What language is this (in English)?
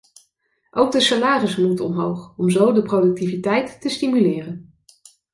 Dutch